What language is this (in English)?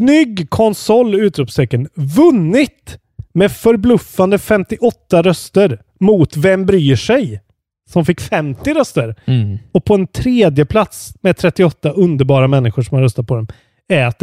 Swedish